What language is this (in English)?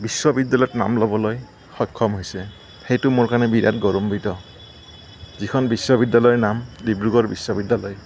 Assamese